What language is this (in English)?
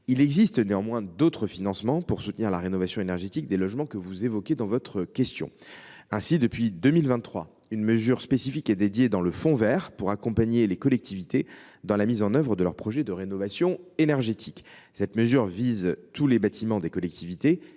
French